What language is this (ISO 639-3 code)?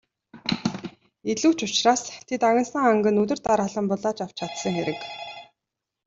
mon